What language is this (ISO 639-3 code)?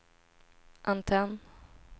swe